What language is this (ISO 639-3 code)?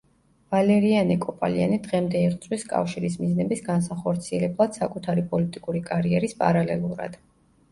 kat